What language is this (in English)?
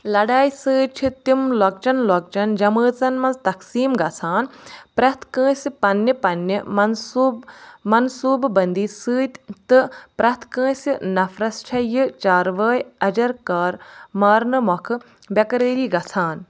Kashmiri